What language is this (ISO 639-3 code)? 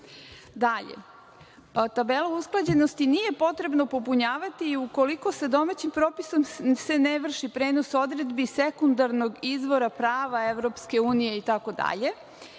srp